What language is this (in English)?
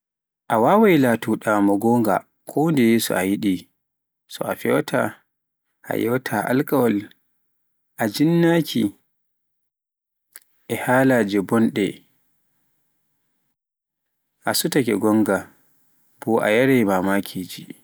Pular